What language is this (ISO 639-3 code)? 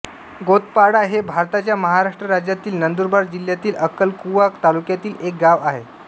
mar